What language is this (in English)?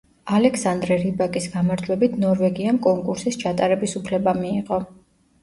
Georgian